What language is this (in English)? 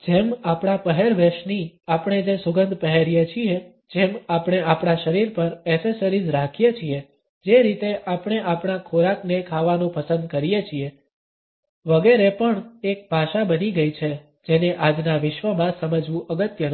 Gujarati